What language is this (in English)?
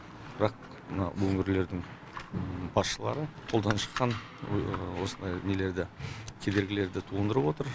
Kazakh